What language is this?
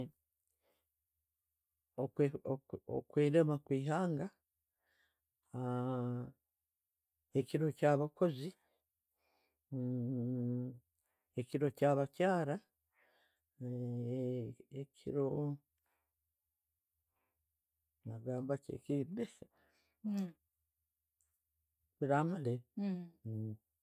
Tooro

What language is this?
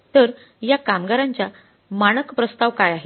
Marathi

